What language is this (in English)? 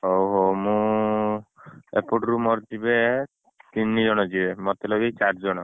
Odia